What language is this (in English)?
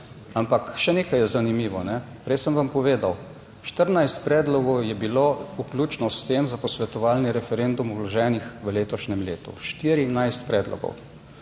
Slovenian